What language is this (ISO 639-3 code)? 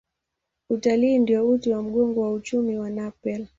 swa